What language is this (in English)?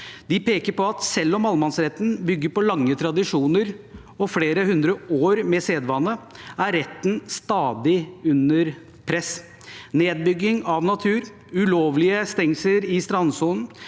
Norwegian